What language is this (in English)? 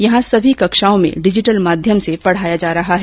Hindi